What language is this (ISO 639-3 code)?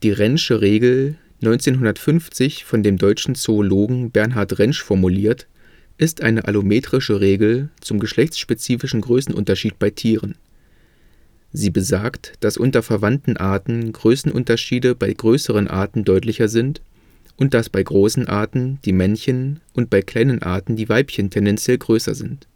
deu